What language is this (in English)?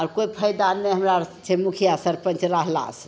Maithili